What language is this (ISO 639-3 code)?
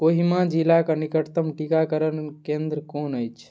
mai